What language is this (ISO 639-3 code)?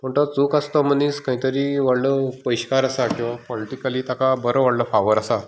kok